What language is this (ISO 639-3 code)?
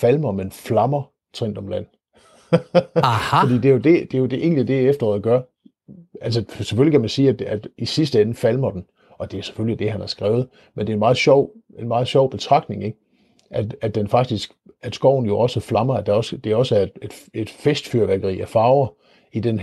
dan